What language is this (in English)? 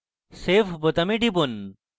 Bangla